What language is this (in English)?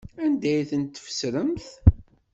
Kabyle